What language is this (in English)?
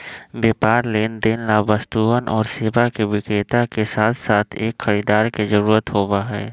Magahi